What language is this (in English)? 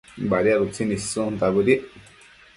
Matsés